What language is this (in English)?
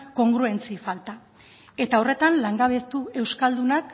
Basque